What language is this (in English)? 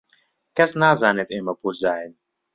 Central Kurdish